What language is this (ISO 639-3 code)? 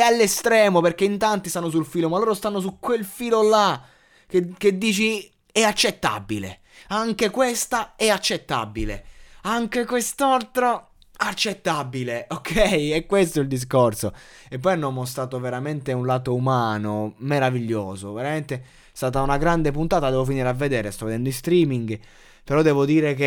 ita